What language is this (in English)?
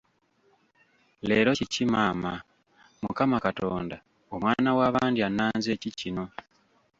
Ganda